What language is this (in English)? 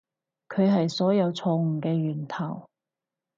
Cantonese